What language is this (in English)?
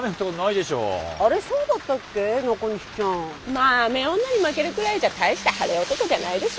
Japanese